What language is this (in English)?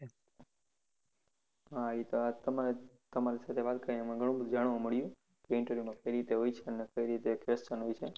Gujarati